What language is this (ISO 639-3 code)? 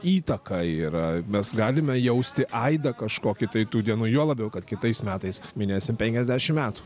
lit